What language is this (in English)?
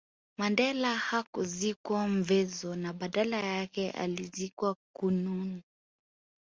Swahili